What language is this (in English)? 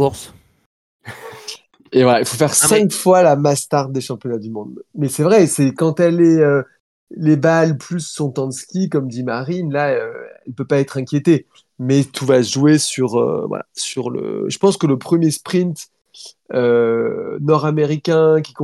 French